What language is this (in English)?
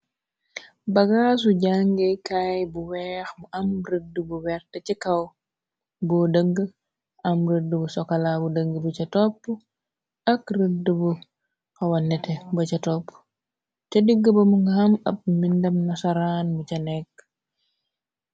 Wolof